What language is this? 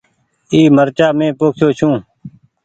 Goaria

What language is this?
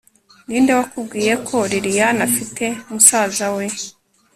Kinyarwanda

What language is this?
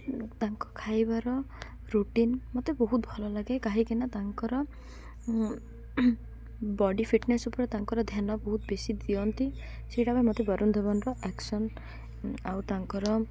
Odia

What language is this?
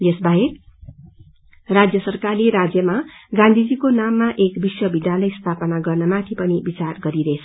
Nepali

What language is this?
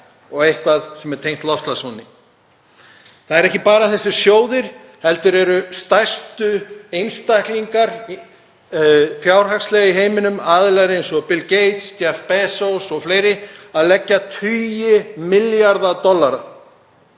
Icelandic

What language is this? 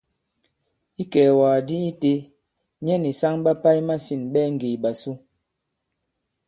Bankon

